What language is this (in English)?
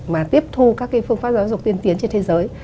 Vietnamese